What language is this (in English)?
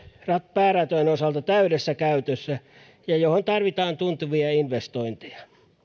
Finnish